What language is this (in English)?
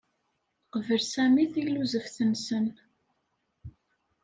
Kabyle